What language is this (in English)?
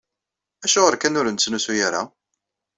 Kabyle